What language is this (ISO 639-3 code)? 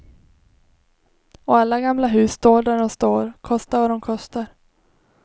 swe